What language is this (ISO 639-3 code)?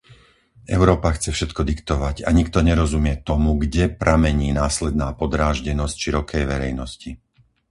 slk